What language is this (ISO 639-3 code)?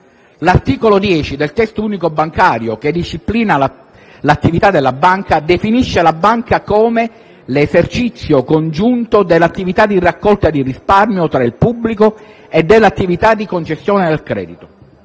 ita